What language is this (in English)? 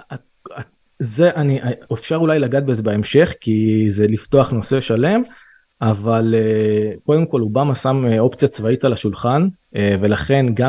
Hebrew